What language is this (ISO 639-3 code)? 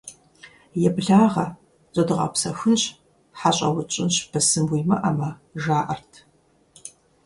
kbd